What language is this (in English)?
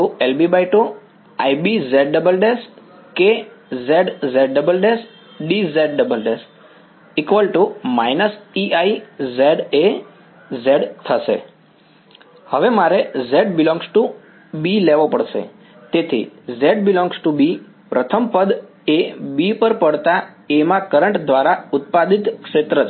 Gujarati